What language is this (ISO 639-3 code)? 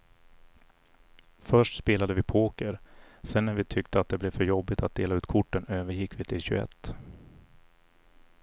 swe